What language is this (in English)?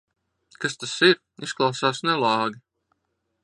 Latvian